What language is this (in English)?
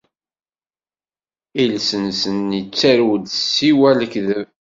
Kabyle